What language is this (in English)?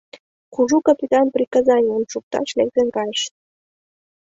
Mari